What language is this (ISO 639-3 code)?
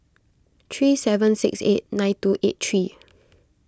eng